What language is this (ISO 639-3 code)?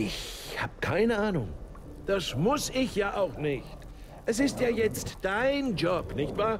deu